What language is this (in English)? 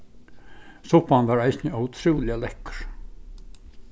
Faroese